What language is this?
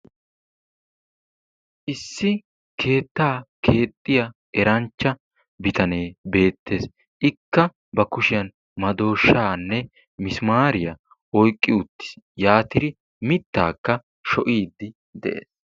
Wolaytta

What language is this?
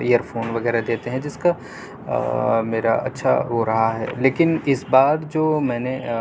Urdu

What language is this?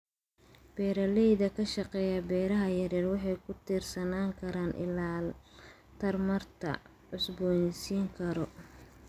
Somali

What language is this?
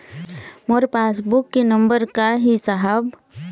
Chhattisgarhi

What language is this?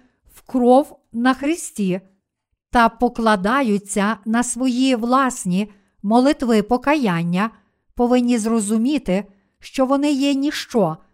Ukrainian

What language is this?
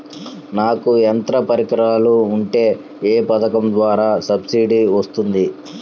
Telugu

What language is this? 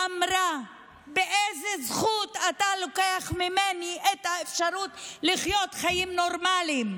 Hebrew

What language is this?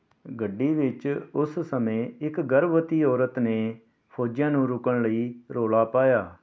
Punjabi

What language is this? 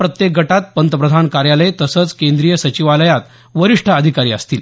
Marathi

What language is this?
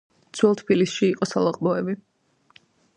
Georgian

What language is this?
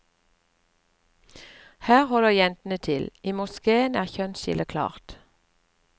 Norwegian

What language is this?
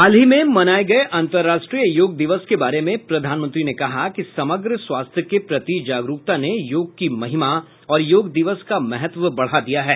Hindi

